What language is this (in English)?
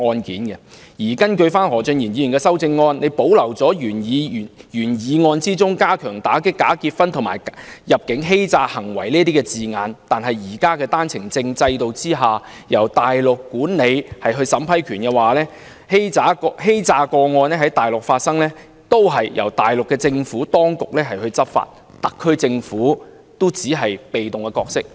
Cantonese